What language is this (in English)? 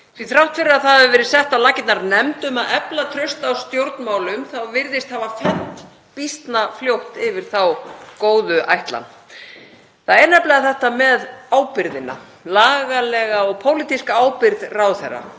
Icelandic